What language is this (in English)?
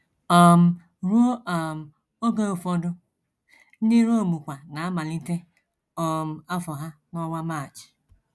Igbo